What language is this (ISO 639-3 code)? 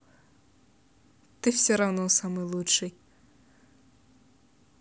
rus